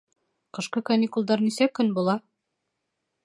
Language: Bashkir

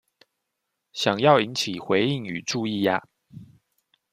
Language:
Chinese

